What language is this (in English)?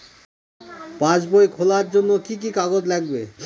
Bangla